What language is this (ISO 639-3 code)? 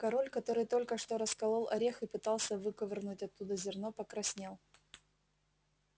rus